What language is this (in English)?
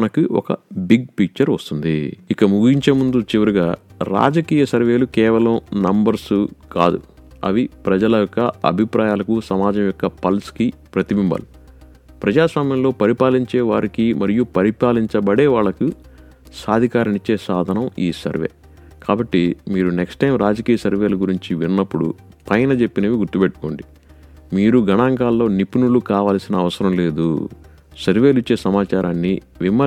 Telugu